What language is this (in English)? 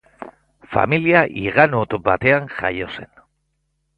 Basque